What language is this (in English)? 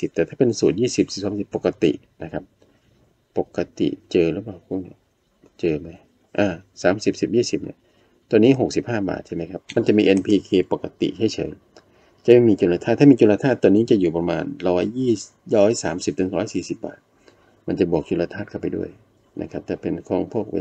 Thai